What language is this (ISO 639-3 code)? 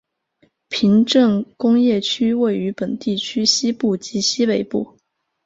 zho